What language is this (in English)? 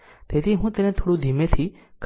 Gujarati